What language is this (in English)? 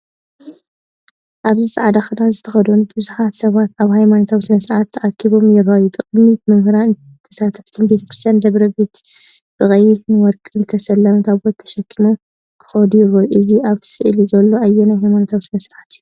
Tigrinya